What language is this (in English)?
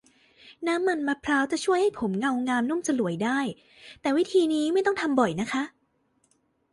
Thai